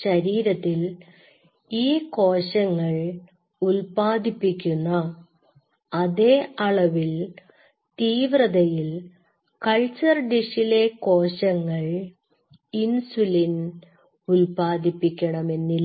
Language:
Malayalam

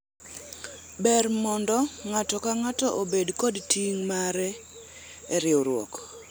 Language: Luo (Kenya and Tanzania)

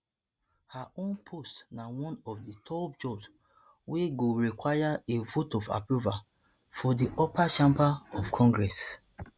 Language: Nigerian Pidgin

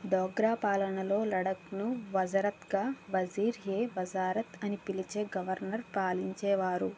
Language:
Telugu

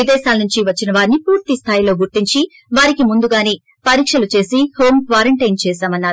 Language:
Telugu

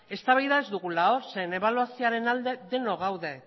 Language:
Basque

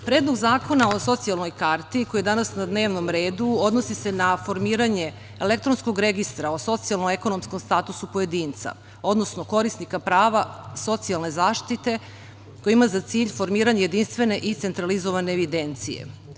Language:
Serbian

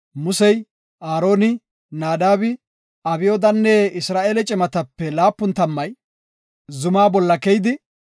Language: Gofa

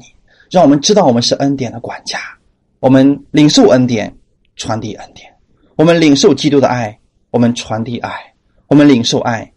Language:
Chinese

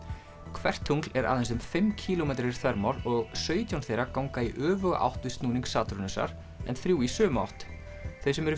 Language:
Icelandic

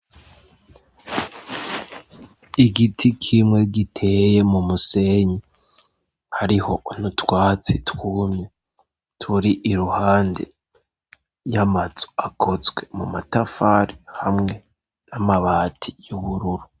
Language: Rundi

